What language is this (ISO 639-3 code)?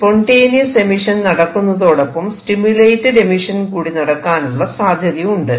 mal